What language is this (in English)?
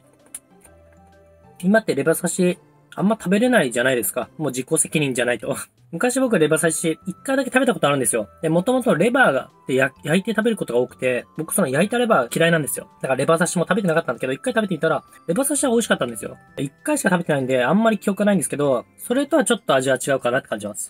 Japanese